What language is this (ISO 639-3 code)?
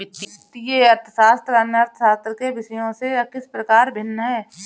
hin